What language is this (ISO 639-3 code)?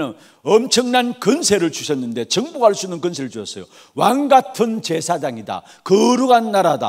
kor